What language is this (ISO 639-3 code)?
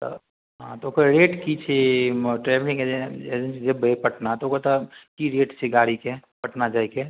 mai